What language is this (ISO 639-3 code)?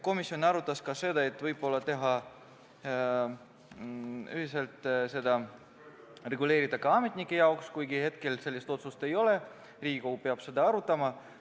est